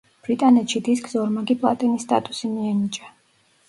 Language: Georgian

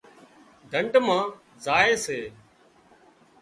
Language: Wadiyara Koli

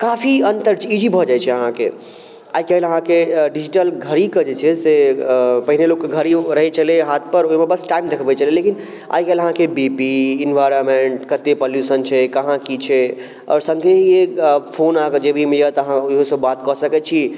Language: Maithili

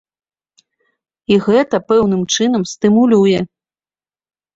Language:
Belarusian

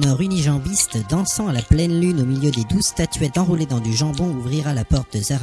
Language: French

